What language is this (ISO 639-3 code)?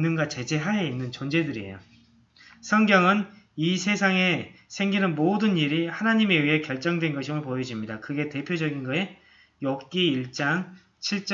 kor